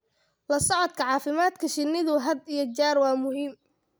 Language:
Somali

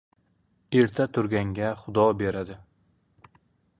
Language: Uzbek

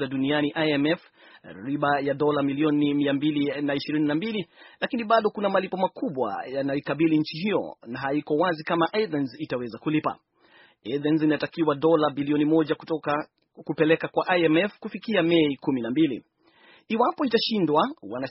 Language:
Swahili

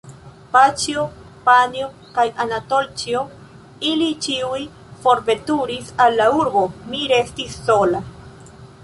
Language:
Esperanto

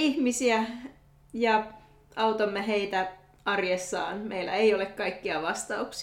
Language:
Finnish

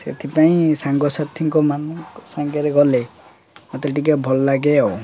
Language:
Odia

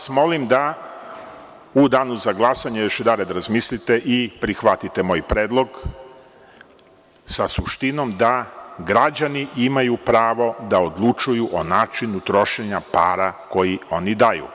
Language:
Serbian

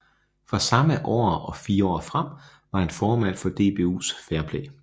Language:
Danish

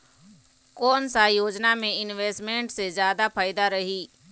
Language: Chhattisgarhi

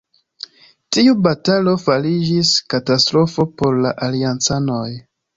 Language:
Esperanto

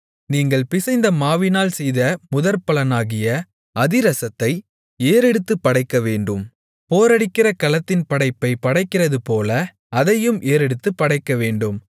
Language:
Tamil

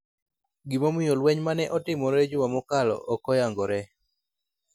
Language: Luo (Kenya and Tanzania)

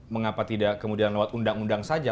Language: Indonesian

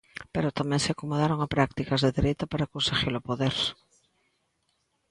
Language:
Galician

